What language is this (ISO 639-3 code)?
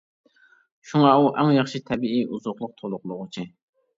uig